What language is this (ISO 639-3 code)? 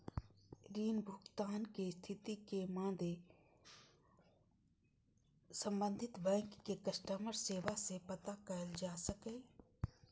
mai